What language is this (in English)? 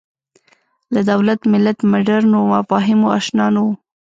Pashto